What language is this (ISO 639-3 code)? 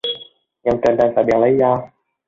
vie